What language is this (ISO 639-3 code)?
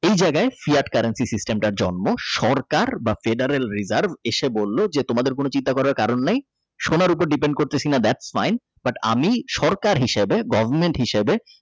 ben